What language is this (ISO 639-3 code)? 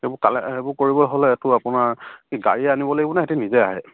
asm